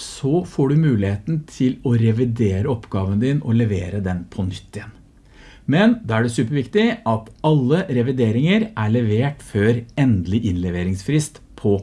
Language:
Norwegian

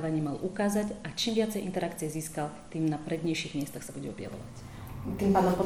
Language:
Slovak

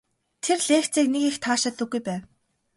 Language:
Mongolian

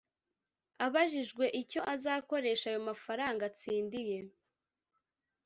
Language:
Kinyarwanda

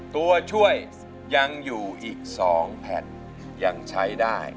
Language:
Thai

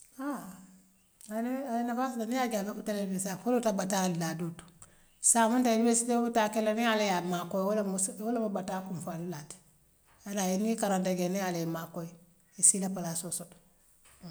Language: Western Maninkakan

